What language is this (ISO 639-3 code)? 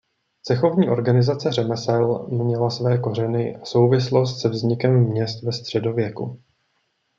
ces